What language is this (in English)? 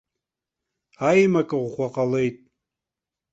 Abkhazian